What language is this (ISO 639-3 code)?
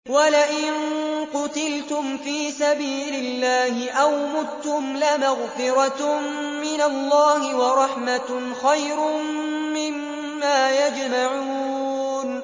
ara